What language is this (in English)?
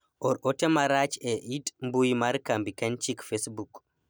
Luo (Kenya and Tanzania)